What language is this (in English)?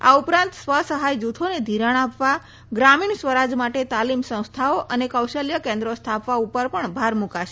Gujarati